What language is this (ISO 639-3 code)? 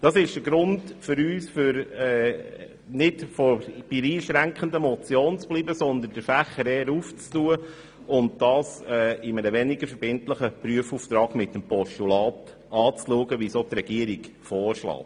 gsw